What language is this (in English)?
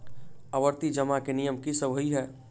Maithili